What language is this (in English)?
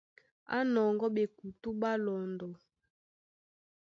Duala